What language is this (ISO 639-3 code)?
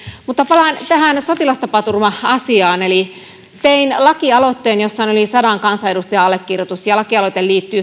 fin